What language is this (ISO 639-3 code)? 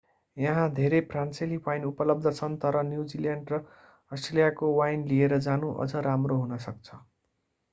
nep